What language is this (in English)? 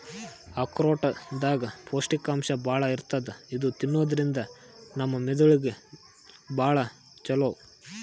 Kannada